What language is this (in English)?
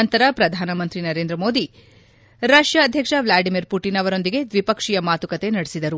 Kannada